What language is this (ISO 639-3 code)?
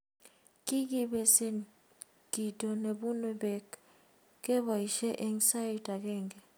kln